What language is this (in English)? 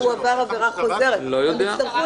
Hebrew